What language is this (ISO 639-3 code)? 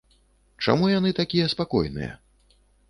bel